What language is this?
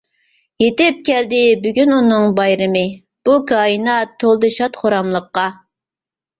Uyghur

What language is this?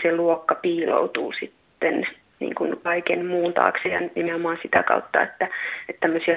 Finnish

